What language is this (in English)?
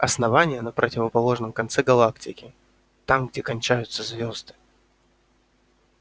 Russian